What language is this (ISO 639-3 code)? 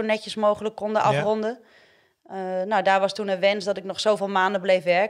nld